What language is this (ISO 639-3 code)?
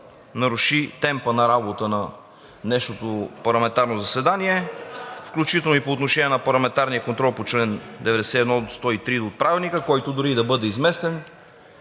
bul